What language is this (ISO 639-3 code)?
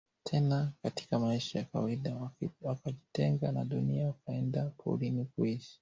swa